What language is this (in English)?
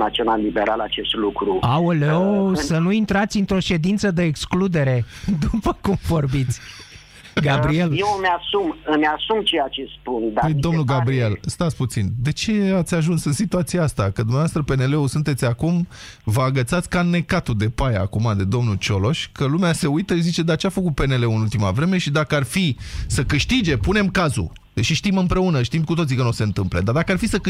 Romanian